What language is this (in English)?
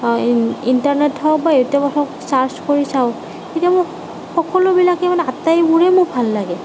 Assamese